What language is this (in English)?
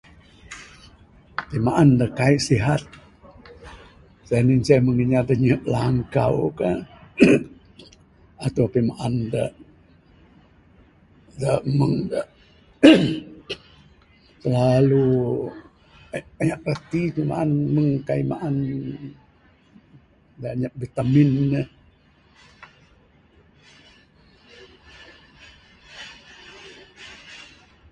Bukar-Sadung Bidayuh